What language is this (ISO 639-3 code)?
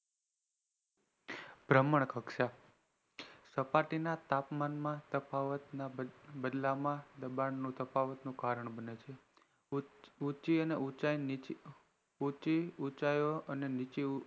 guj